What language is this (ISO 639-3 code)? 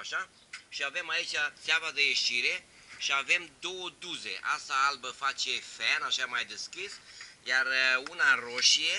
ron